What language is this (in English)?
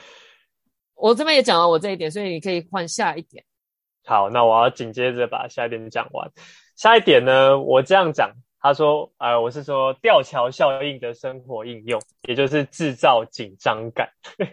Chinese